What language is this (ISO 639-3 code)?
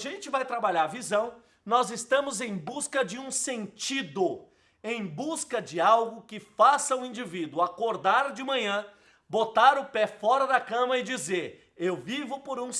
por